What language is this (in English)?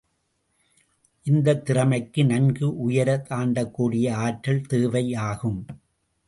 Tamil